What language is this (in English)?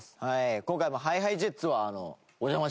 Japanese